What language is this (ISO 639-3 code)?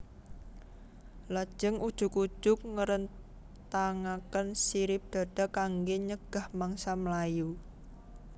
jav